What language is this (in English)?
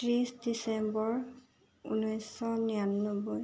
Assamese